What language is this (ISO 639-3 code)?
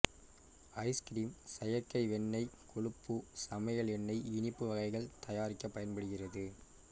tam